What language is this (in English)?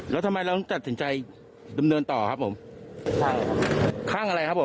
Thai